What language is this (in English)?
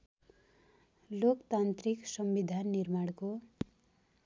Nepali